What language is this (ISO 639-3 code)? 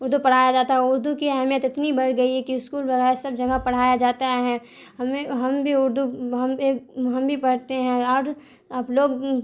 urd